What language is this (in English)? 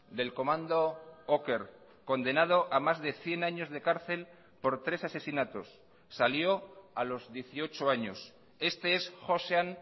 Spanish